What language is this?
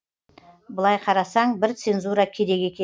Kazakh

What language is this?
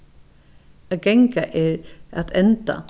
Faroese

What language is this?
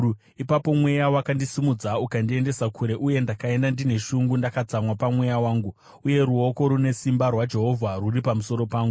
Shona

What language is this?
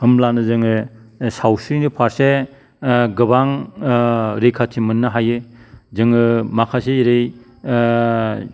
Bodo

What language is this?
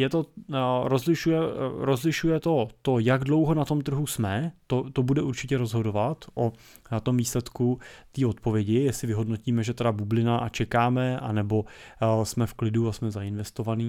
Czech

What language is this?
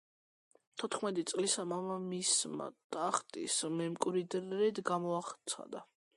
Georgian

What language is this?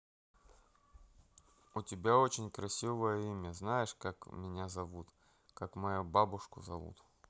Russian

